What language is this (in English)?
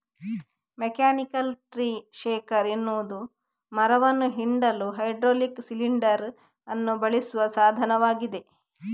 Kannada